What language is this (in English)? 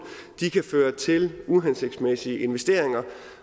Danish